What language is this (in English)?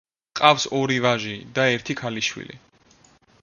Georgian